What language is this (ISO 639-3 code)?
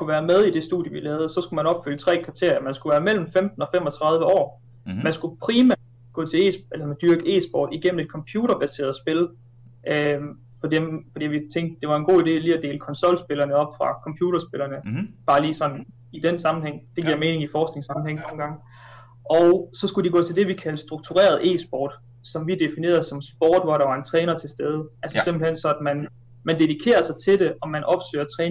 dan